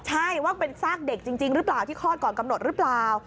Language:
Thai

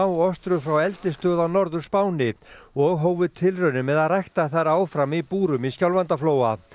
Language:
Icelandic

